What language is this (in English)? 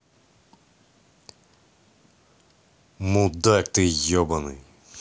Russian